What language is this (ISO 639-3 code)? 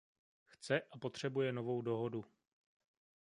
ces